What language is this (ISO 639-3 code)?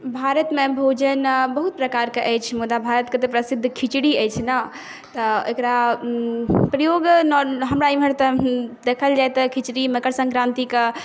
mai